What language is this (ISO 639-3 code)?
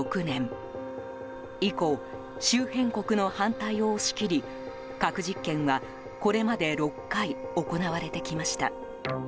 jpn